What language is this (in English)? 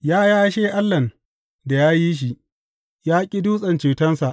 Hausa